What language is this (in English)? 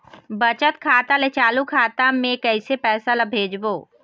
Chhattisgarhi